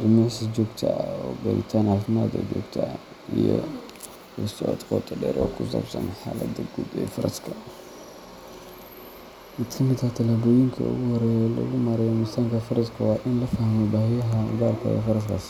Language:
Somali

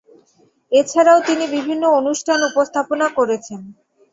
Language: Bangla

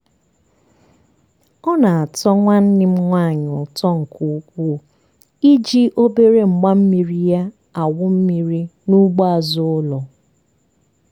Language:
Igbo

